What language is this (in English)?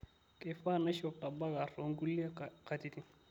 Masai